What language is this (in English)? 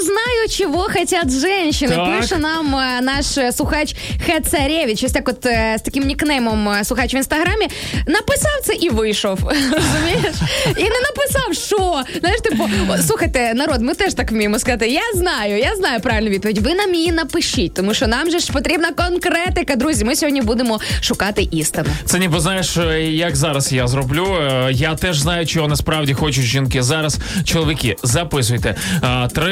Ukrainian